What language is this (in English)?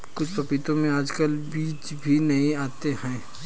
Hindi